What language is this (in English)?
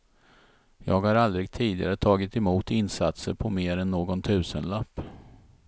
Swedish